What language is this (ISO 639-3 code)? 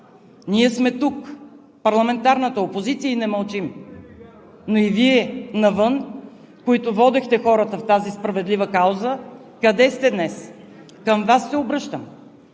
bul